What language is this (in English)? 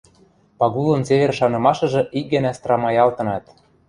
Western Mari